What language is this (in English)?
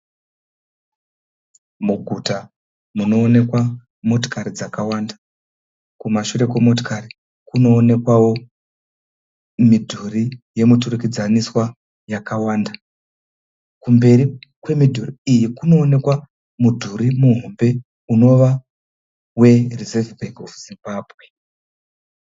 Shona